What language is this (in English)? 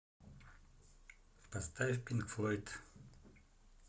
Russian